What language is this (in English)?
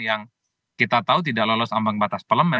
Indonesian